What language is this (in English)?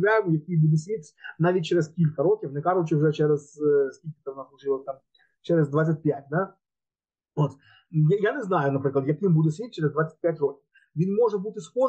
Ukrainian